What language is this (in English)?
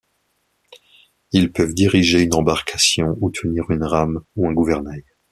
French